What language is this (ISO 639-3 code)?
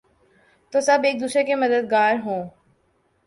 urd